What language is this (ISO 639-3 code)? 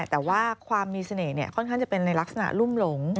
tha